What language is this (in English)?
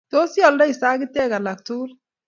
Kalenjin